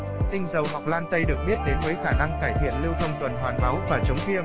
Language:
Vietnamese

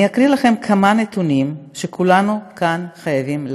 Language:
Hebrew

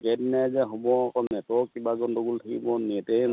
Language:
Assamese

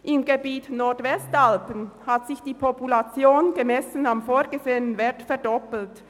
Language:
Swiss German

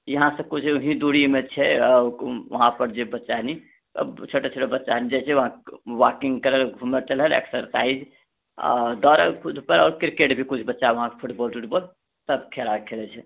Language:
Maithili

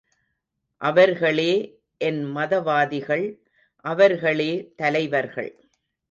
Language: Tamil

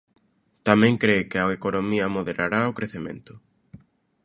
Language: Galician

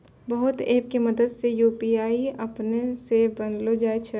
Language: Maithili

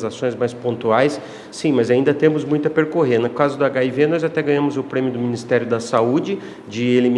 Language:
Portuguese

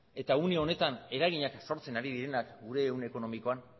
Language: Basque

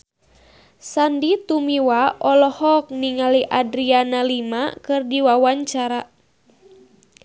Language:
Sundanese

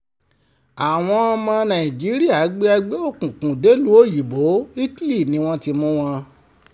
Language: Yoruba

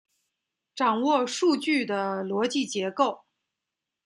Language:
Chinese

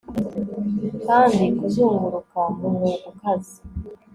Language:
Kinyarwanda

